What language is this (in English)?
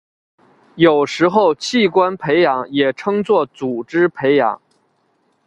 Chinese